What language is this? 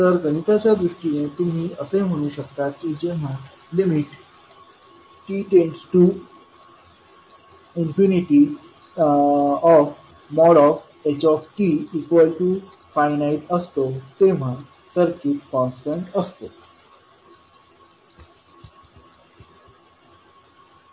Marathi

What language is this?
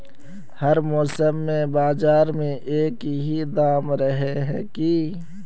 Magahi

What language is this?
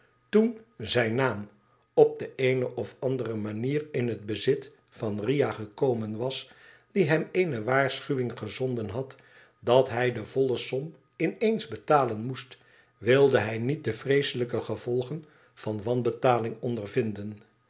Dutch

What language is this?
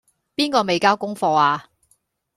Cantonese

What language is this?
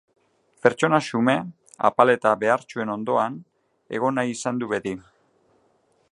Basque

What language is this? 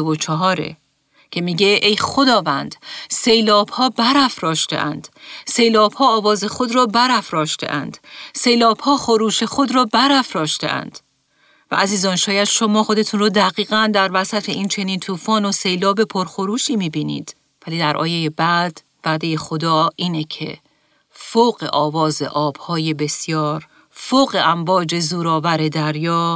Persian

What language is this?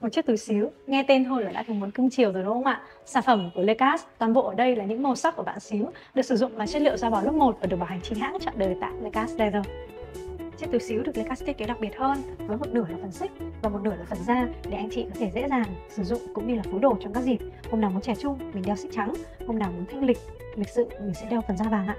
Vietnamese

